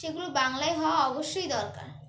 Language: Bangla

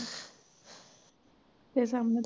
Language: Punjabi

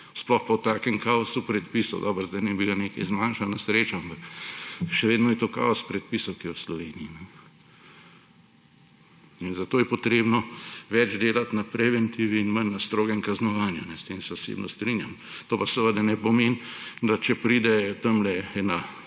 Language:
Slovenian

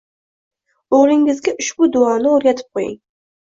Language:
Uzbek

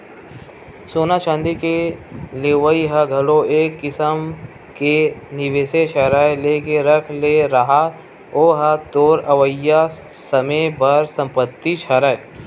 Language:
Chhattisgarhi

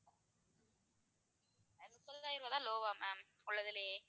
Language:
Tamil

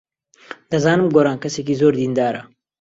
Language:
Central Kurdish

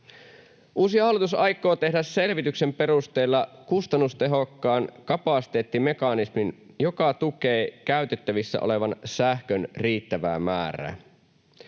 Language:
Finnish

